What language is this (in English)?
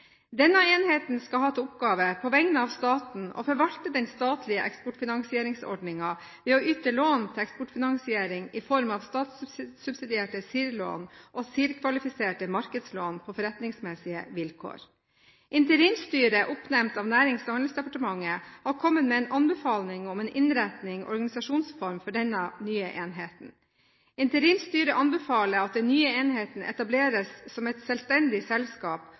Norwegian Bokmål